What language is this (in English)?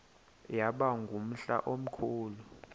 Xhosa